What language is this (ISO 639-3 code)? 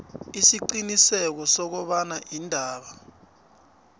nbl